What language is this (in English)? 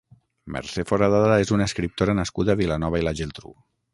Catalan